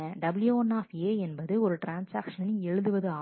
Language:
Tamil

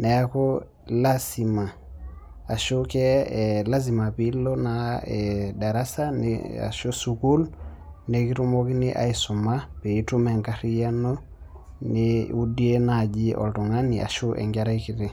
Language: Masai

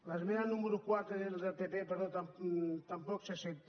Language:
Catalan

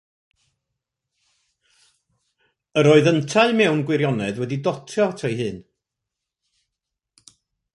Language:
Welsh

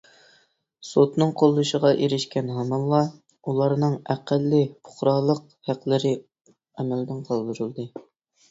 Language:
Uyghur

